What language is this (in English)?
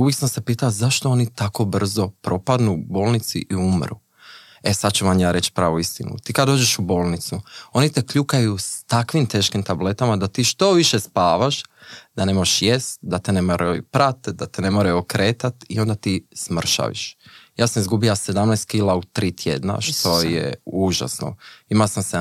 Croatian